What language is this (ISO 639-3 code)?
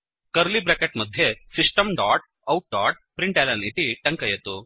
san